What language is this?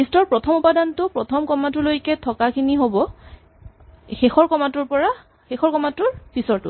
Assamese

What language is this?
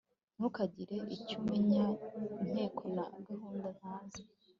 Kinyarwanda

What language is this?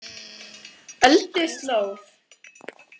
Icelandic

